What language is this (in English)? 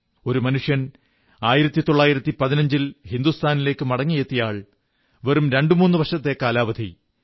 Malayalam